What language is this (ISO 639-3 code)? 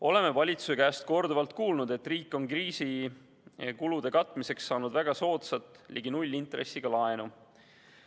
est